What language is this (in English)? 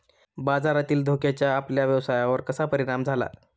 Marathi